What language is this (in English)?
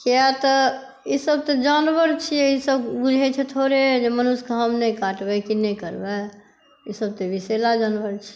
Maithili